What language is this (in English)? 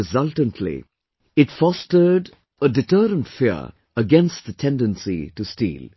English